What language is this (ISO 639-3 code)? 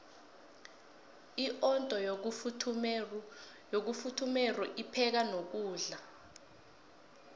nbl